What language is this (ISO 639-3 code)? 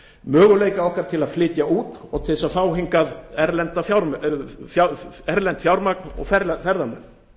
isl